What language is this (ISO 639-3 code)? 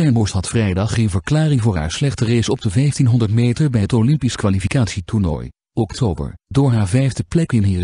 nld